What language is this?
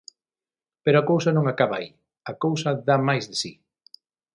Galician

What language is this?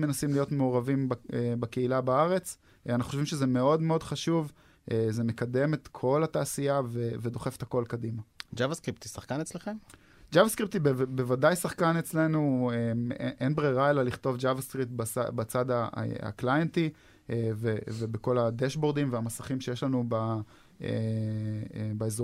Hebrew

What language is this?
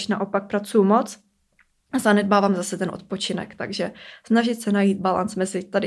Czech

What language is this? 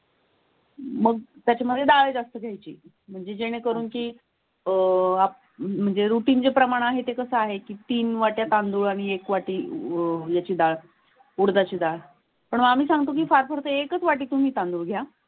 Marathi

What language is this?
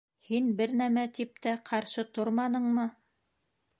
Bashkir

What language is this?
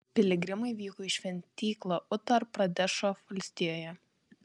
Lithuanian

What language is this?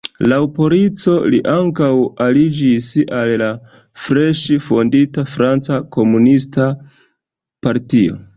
Esperanto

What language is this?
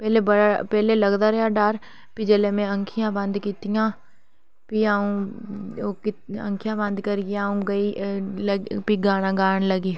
Dogri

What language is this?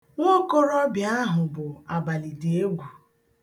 Igbo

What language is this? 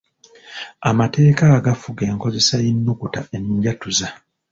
Ganda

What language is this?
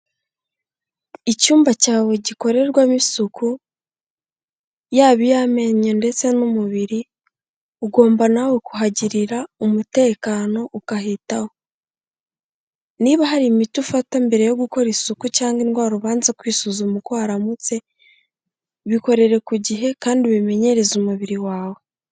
Kinyarwanda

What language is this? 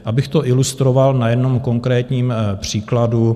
Czech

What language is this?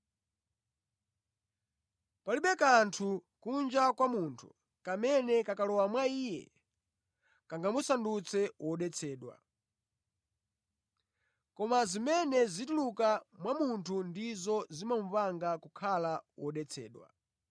Nyanja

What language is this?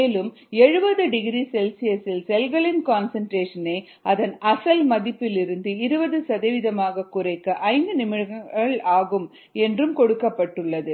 Tamil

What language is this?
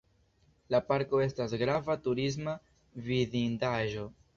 Esperanto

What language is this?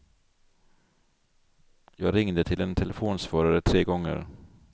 Swedish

